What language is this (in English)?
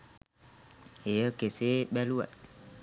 Sinhala